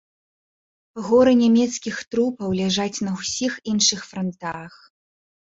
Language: Belarusian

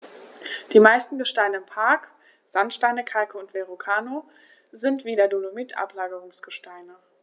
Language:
German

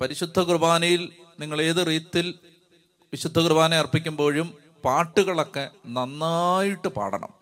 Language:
Malayalam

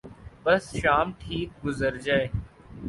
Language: Urdu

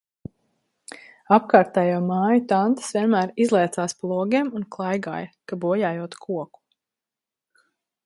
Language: Latvian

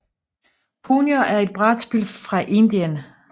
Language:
Danish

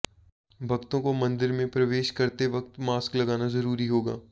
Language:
Hindi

